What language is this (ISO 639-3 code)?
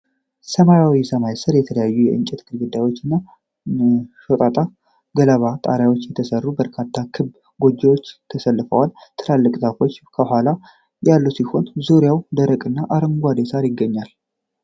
amh